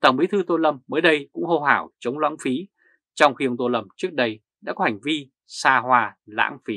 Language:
Vietnamese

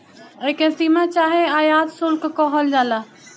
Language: Bhojpuri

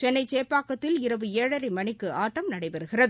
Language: Tamil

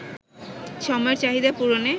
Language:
Bangla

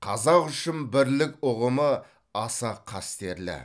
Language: Kazakh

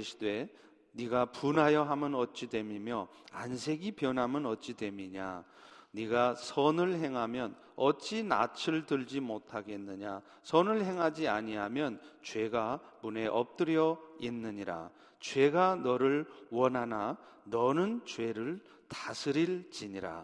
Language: Korean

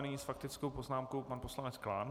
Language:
Czech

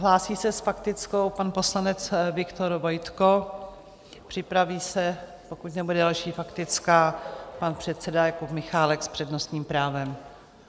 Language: Czech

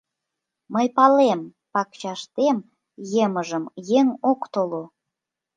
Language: Mari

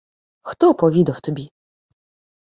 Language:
Ukrainian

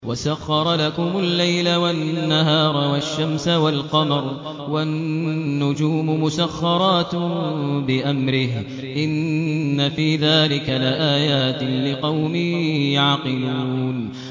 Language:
Arabic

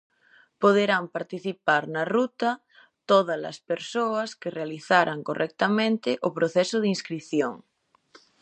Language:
Galician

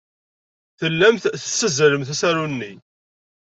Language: Kabyle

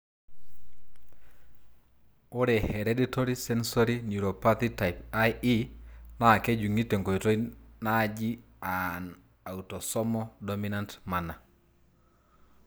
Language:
Masai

